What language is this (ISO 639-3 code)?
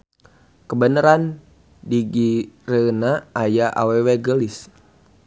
sun